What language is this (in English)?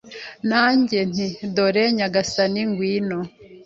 Kinyarwanda